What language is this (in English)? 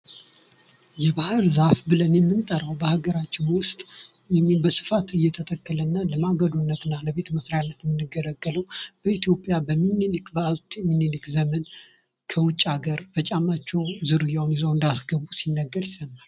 Amharic